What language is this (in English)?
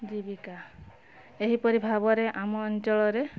Odia